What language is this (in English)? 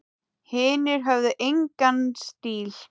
Icelandic